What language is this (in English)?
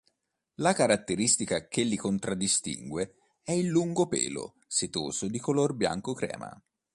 Italian